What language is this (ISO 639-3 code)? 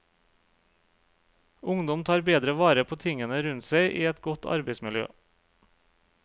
nor